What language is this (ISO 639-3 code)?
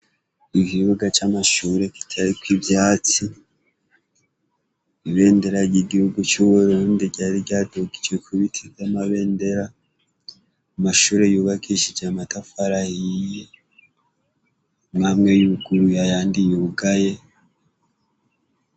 run